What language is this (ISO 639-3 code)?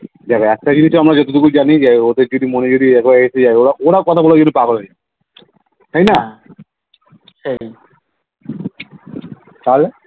ben